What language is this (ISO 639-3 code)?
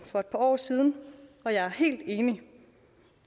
dan